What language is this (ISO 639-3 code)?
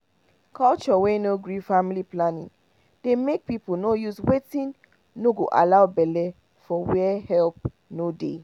pcm